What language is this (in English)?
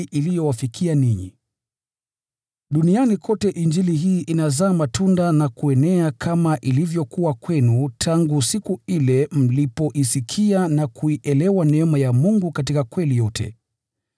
Swahili